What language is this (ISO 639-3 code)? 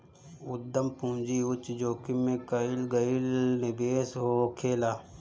bho